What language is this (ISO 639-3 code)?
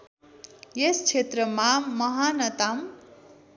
nep